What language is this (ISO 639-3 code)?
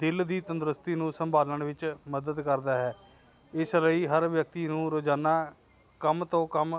pan